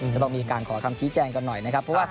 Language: Thai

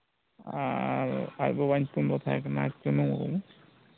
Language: Santali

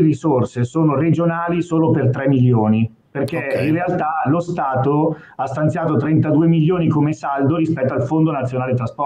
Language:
Italian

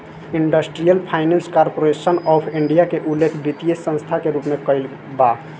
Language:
Bhojpuri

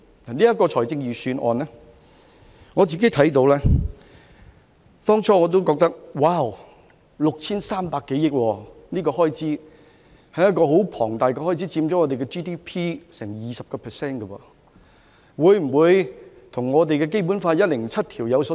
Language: Cantonese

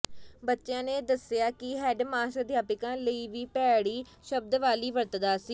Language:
Punjabi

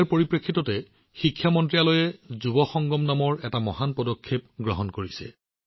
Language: Assamese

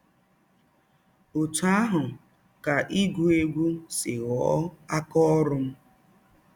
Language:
Igbo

